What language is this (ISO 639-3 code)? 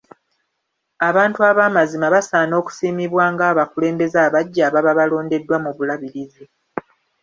lug